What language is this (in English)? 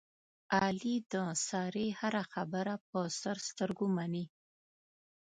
Pashto